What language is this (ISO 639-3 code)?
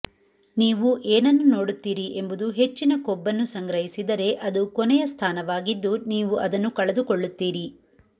kan